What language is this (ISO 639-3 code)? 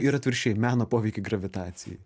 lit